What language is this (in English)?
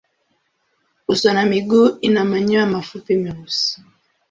Swahili